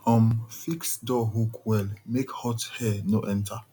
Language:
Nigerian Pidgin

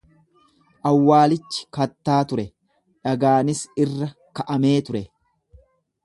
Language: Oromo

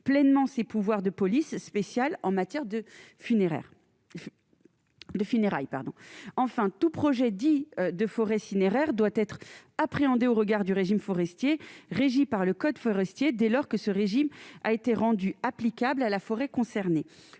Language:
French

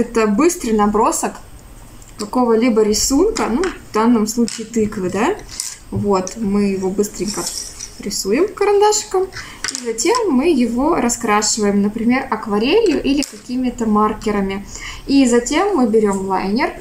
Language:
Russian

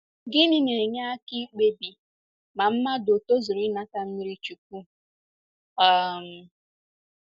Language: Igbo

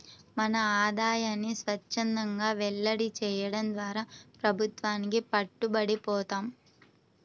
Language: Telugu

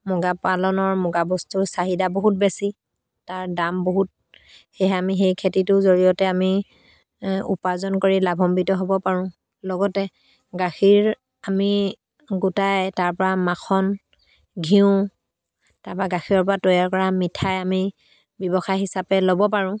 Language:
Assamese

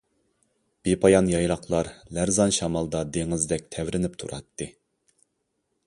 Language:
Uyghur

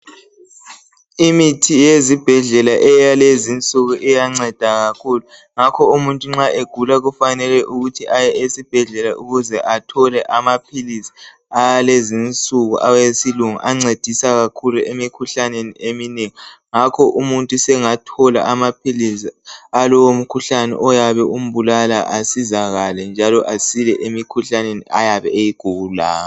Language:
North Ndebele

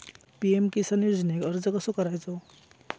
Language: Marathi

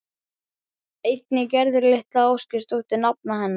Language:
Icelandic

